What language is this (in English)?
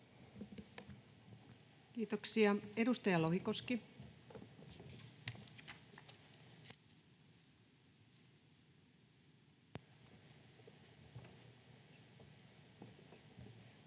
Finnish